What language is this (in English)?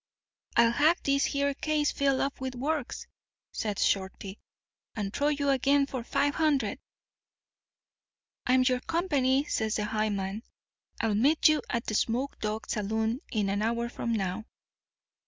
English